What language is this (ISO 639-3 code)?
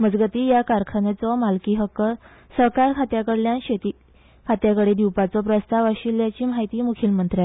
kok